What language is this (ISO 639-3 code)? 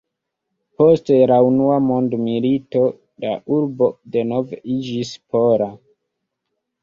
epo